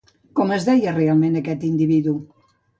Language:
Catalan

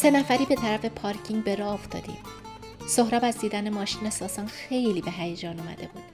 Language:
Persian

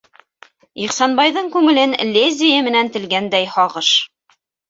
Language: Bashkir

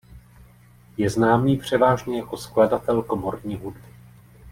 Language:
Czech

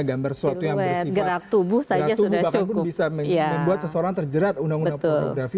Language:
Indonesian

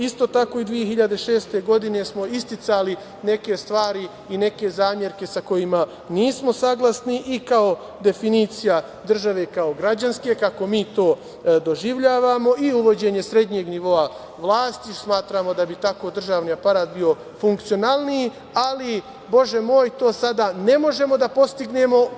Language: Serbian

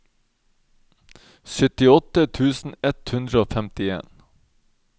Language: Norwegian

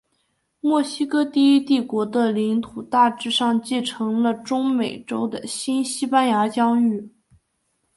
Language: Chinese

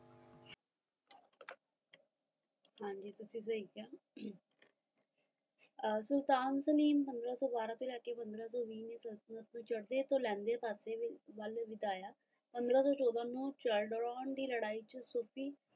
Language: Punjabi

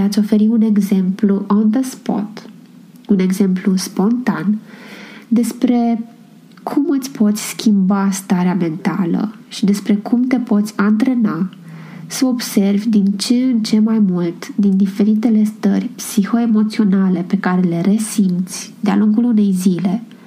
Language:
Romanian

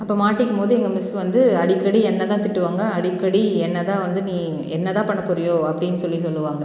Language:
Tamil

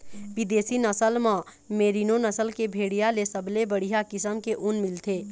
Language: Chhattisgarhi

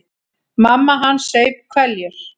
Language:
Icelandic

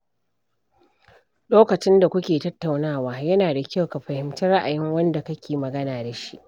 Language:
Hausa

